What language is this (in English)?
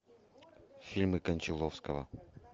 Russian